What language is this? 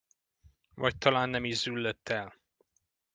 Hungarian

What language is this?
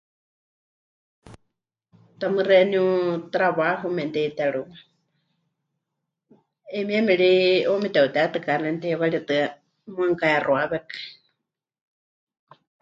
Huichol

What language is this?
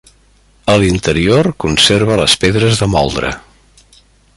Catalan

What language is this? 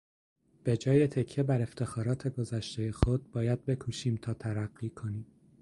Persian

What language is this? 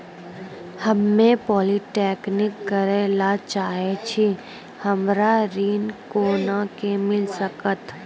Maithili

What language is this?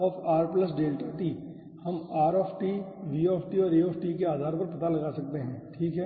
Hindi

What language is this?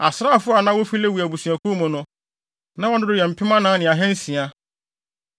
Akan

